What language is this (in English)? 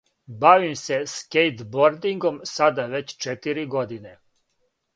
Serbian